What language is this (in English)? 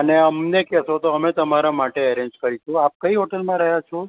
Gujarati